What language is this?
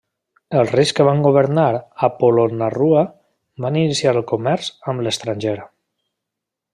Catalan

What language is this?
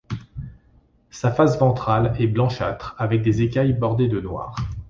French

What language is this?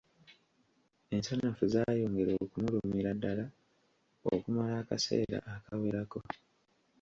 Ganda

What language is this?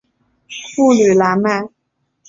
Chinese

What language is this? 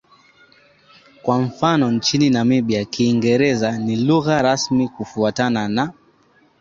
Swahili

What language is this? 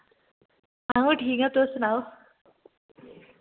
Dogri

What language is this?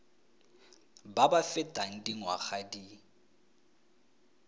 Tswana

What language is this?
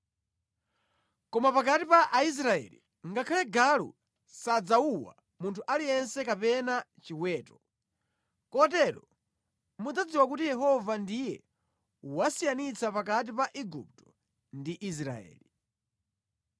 Nyanja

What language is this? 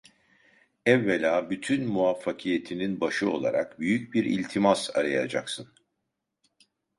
Turkish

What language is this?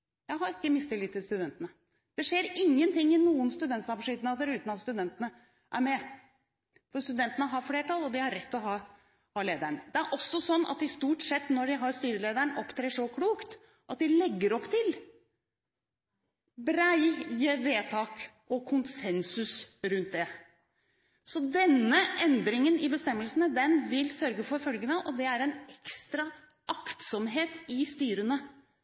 Norwegian Bokmål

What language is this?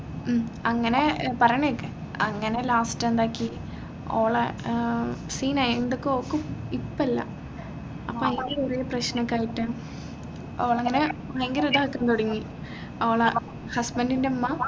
Malayalam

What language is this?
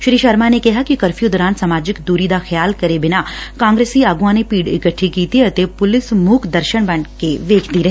Punjabi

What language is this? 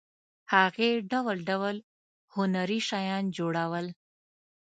Pashto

